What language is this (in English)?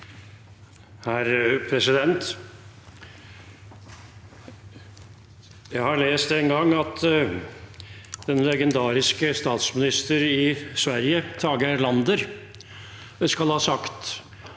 Norwegian